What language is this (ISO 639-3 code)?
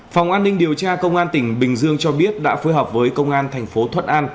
vie